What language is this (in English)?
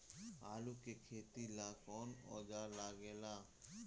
Bhojpuri